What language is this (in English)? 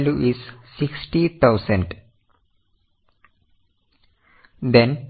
Malayalam